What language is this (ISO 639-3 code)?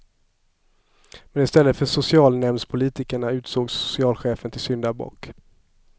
swe